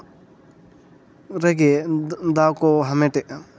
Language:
Santali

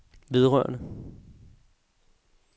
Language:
Danish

